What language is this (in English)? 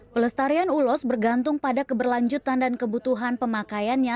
Indonesian